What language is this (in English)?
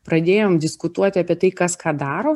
Lithuanian